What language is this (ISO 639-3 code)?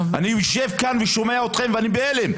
heb